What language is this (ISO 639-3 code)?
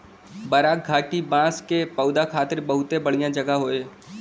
bho